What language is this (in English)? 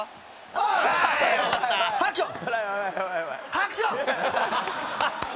Japanese